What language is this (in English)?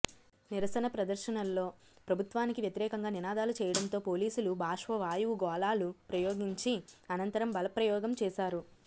Telugu